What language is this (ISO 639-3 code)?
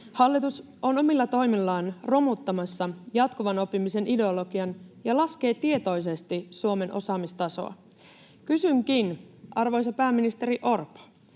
fin